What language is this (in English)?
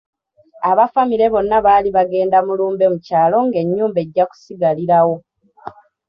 Ganda